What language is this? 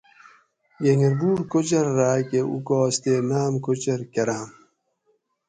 Gawri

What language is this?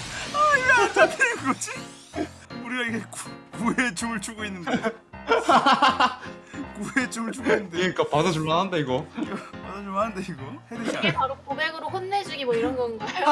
Korean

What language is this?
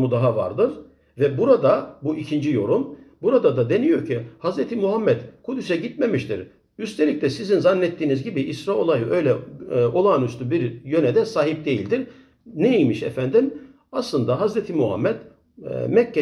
Turkish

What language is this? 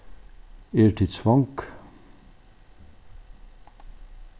Faroese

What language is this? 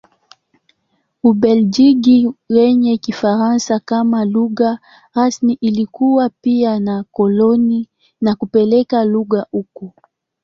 Swahili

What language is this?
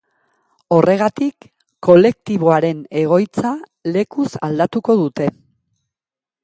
Basque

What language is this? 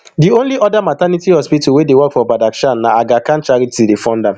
Nigerian Pidgin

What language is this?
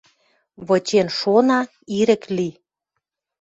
Western Mari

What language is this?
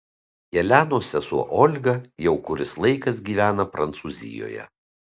Lithuanian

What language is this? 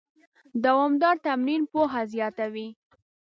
Pashto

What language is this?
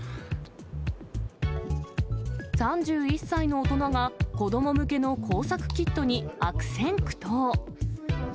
Japanese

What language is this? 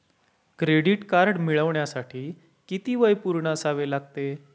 Marathi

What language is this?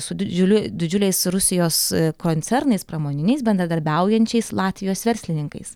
Lithuanian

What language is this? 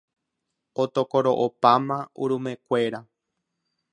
Guarani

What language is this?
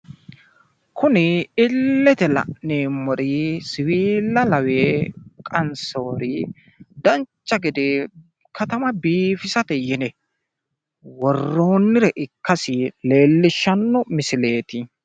Sidamo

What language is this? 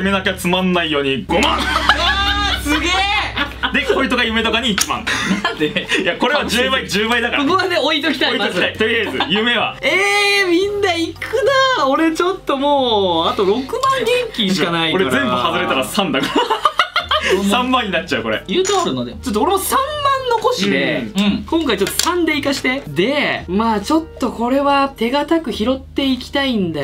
Japanese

